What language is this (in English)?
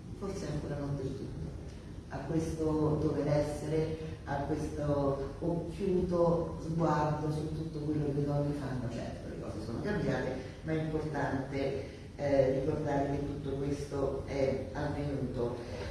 Italian